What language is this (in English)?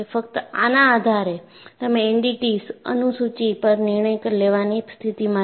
Gujarati